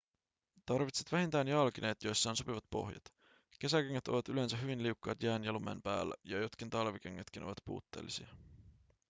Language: Finnish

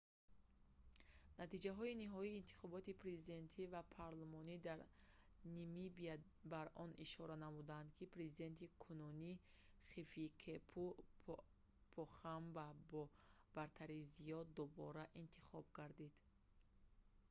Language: Tajik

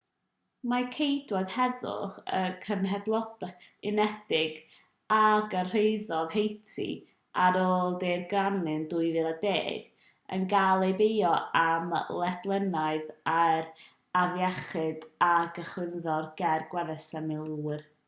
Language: Welsh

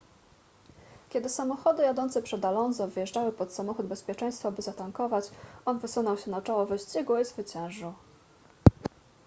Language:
Polish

